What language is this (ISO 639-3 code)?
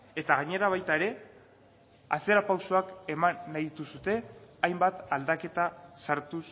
eus